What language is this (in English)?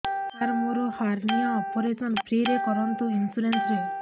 Odia